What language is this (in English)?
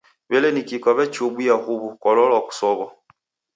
Taita